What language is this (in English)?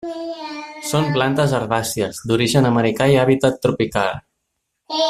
Catalan